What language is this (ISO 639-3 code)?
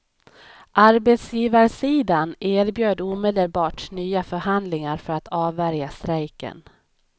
swe